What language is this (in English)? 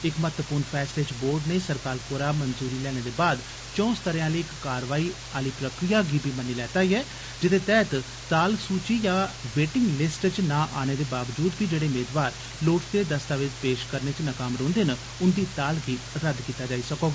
Dogri